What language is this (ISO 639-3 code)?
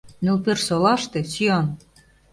chm